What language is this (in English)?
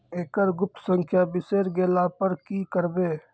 Maithili